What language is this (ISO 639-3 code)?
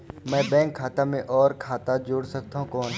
hne